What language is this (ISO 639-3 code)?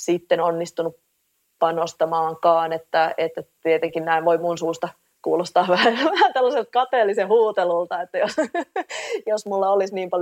fin